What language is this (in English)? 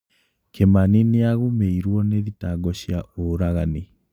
Kikuyu